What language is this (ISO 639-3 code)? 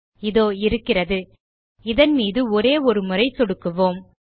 tam